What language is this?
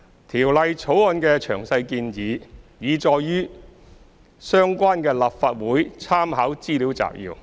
Cantonese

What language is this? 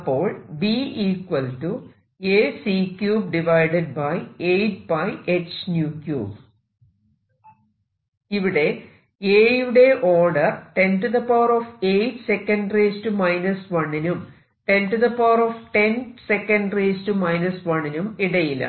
Malayalam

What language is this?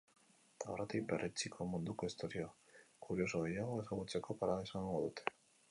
Basque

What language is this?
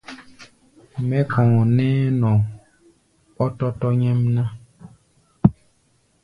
Gbaya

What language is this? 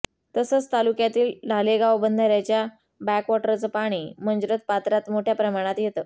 Marathi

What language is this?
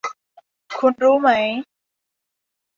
Thai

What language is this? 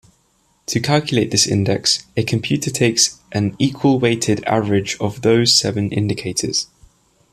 English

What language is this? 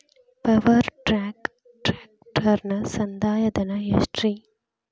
Kannada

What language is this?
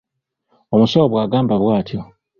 Ganda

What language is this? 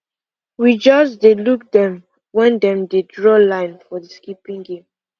Nigerian Pidgin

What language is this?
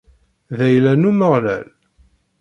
Kabyle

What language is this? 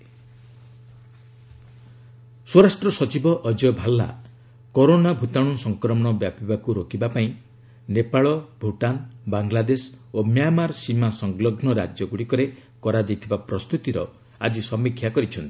Odia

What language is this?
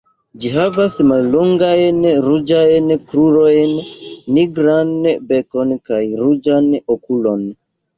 Esperanto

